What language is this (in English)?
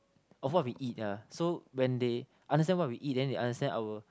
English